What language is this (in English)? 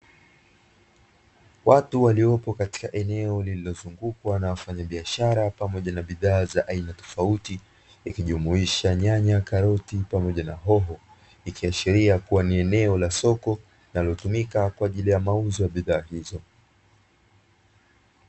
Swahili